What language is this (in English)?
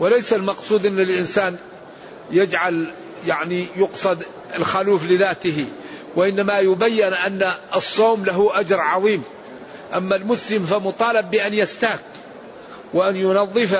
Arabic